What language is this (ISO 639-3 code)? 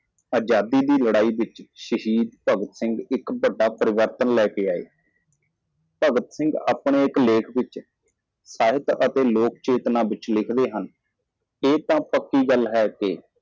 pan